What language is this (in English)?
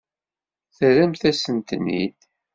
Kabyle